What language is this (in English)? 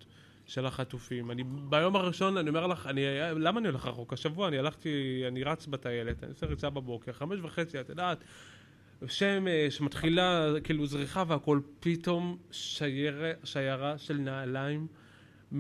Hebrew